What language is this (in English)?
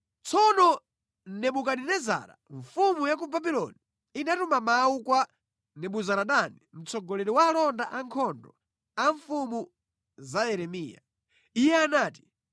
Nyanja